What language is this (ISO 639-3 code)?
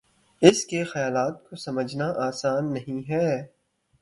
urd